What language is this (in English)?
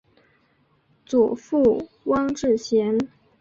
Chinese